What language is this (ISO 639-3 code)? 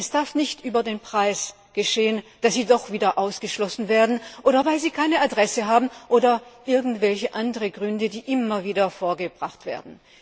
deu